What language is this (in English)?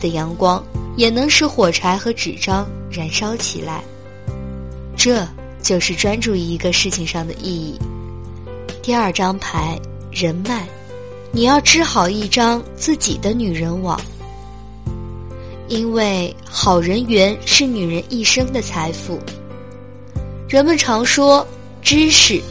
Chinese